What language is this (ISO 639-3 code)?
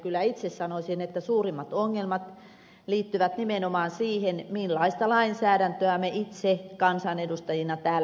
fin